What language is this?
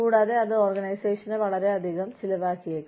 Malayalam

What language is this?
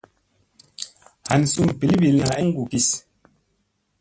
Musey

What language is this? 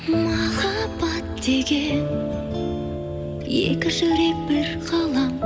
Kazakh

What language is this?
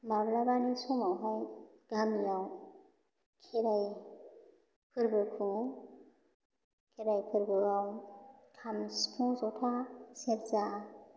Bodo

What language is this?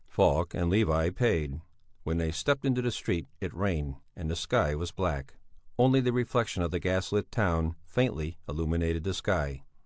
English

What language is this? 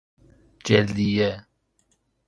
Persian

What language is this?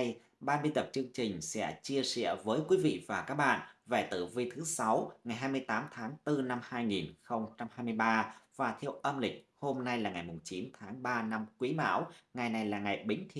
Vietnamese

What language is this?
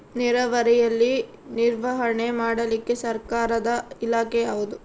Kannada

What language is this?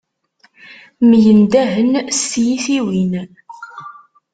Kabyle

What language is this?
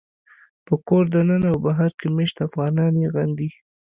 Pashto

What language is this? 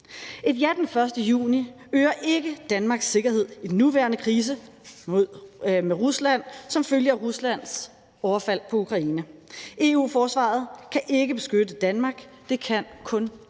Danish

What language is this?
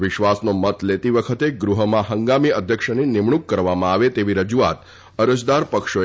Gujarati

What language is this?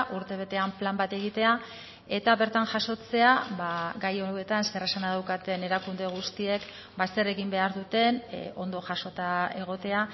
Basque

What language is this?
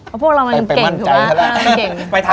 Thai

